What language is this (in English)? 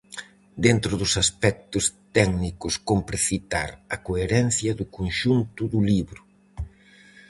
Galician